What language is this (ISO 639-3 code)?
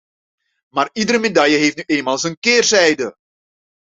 nld